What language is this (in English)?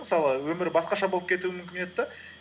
Kazakh